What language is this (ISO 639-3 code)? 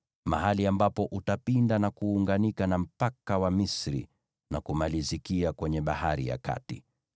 swa